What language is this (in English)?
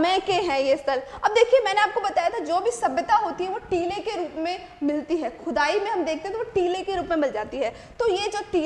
Hindi